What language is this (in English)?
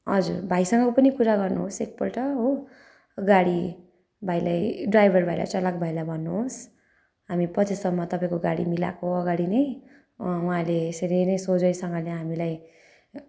Nepali